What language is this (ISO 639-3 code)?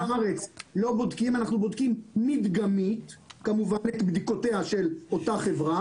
heb